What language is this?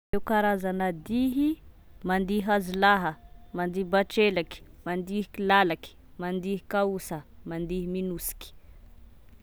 Tesaka Malagasy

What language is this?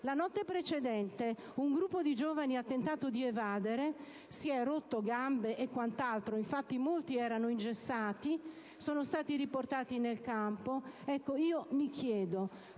Italian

